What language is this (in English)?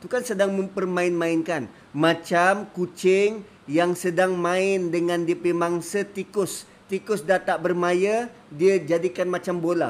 Malay